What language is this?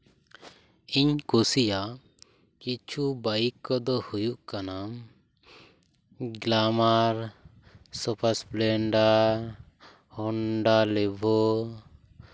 Santali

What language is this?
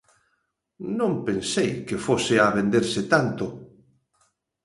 Galician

